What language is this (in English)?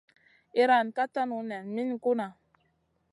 Masana